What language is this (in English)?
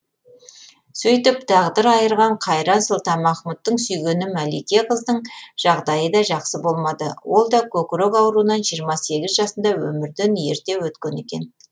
Kazakh